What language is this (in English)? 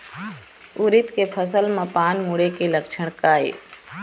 Chhattisgarhi